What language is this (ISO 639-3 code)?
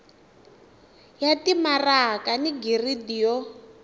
tso